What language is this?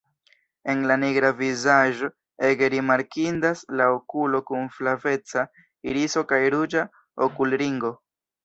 Esperanto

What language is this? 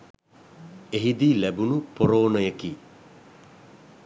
Sinhala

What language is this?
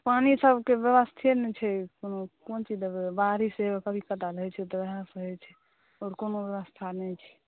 Maithili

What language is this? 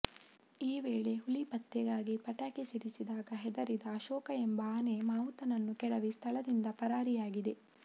Kannada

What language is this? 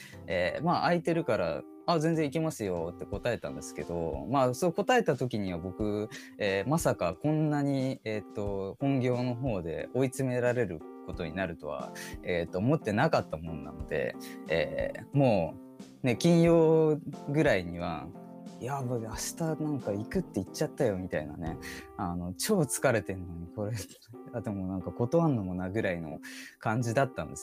Japanese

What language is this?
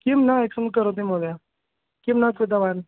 Sanskrit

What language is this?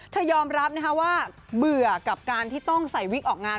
Thai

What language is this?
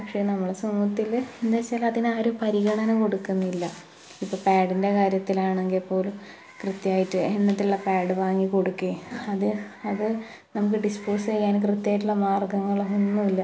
Malayalam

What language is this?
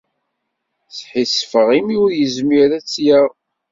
Kabyle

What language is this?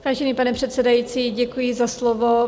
Czech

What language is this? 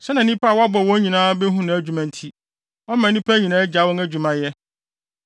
Akan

